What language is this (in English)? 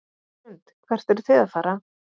Icelandic